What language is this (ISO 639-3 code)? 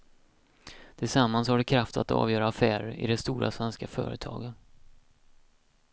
swe